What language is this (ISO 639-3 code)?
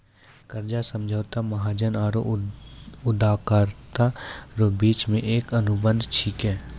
mai